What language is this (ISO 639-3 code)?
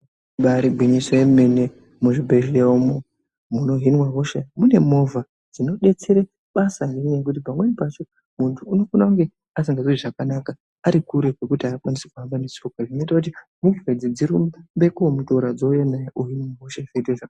ndc